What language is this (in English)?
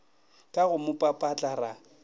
Northern Sotho